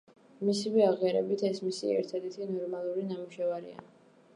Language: Georgian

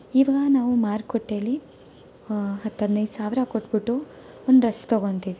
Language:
Kannada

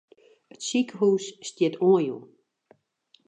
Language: Western Frisian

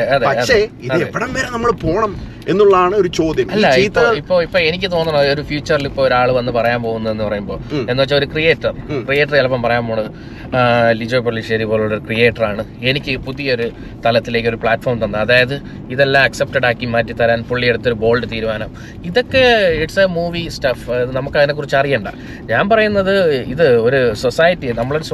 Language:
Malayalam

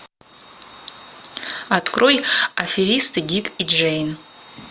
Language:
Russian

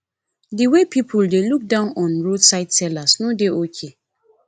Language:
Nigerian Pidgin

